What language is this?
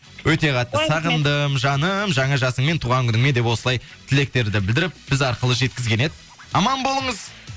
Kazakh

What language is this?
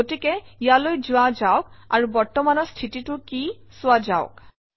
Assamese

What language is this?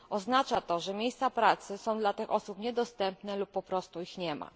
Polish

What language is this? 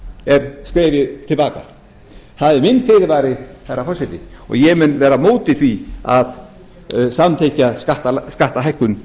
Icelandic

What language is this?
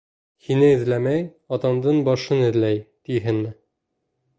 Bashkir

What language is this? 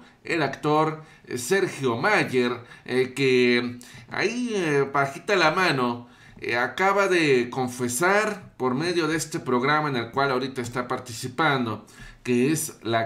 Spanish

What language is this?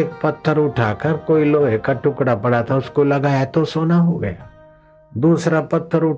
Hindi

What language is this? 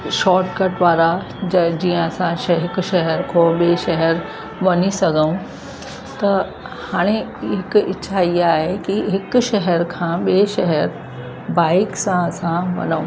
Sindhi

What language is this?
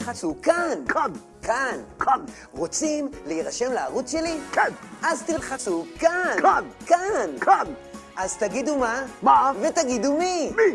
Hebrew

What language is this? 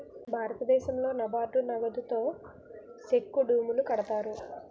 Telugu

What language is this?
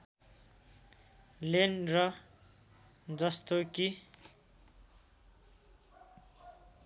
Nepali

